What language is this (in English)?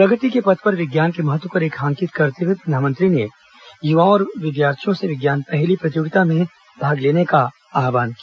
Hindi